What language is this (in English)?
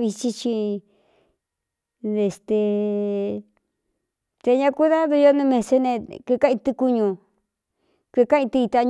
Cuyamecalco Mixtec